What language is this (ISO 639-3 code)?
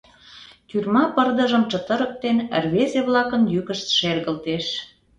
chm